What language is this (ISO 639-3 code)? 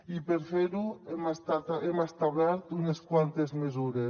cat